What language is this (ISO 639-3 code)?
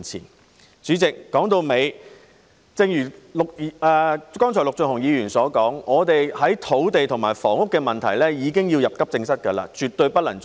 yue